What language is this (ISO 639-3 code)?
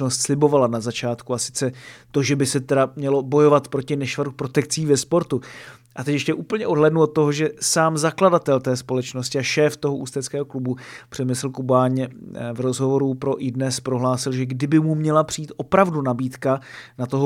ces